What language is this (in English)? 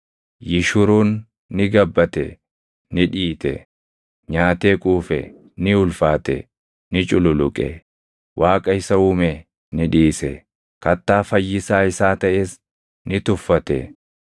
Oromo